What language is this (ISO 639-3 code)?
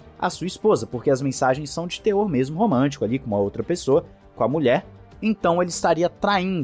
por